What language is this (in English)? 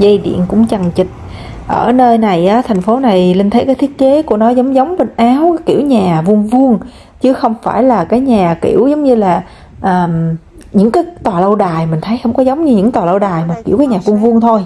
Vietnamese